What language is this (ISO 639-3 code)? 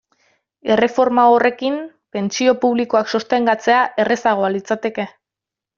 eus